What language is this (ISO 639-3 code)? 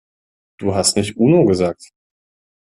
deu